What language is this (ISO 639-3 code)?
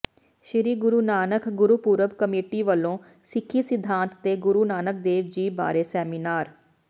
pan